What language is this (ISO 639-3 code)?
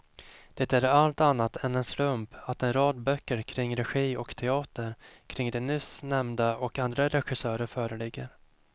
swe